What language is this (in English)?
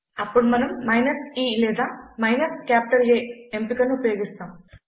Telugu